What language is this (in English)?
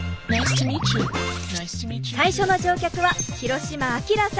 Japanese